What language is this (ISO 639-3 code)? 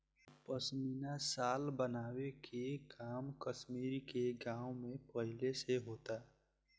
bho